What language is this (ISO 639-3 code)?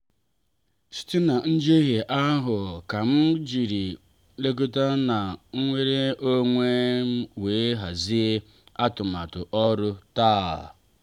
ibo